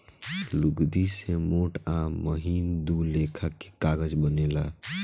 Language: Bhojpuri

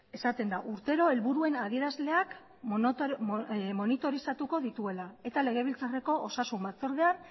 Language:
Basque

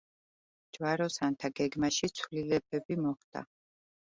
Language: Georgian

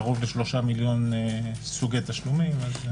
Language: Hebrew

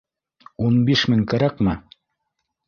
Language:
Bashkir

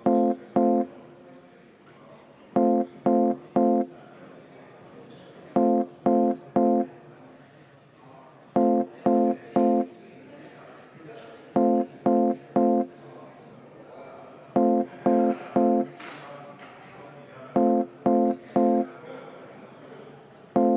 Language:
Estonian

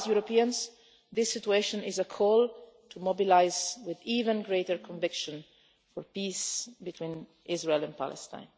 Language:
English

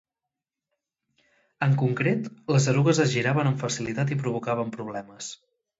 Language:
Catalan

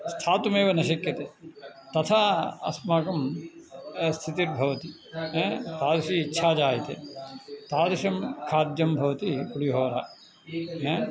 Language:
Sanskrit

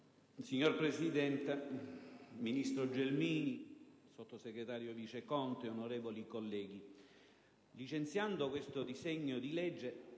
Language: Italian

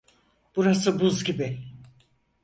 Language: Turkish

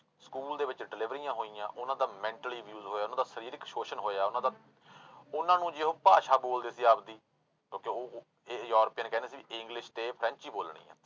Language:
Punjabi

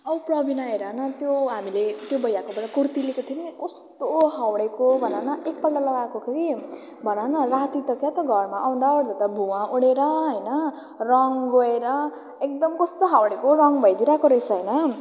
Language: Nepali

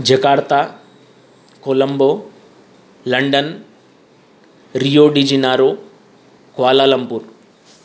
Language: Sanskrit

